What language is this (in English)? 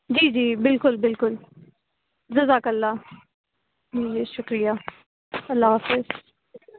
Urdu